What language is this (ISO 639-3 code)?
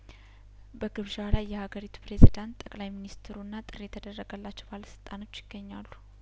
amh